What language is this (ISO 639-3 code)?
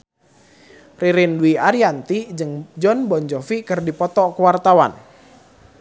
sun